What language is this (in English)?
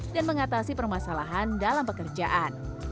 Indonesian